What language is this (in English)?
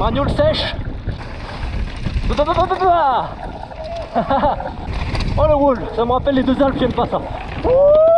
French